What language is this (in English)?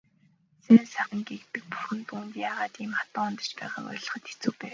Mongolian